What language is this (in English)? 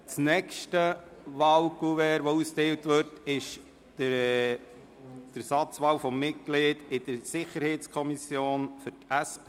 Swiss German